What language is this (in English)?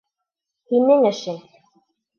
Bashkir